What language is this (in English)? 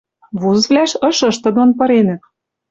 Western Mari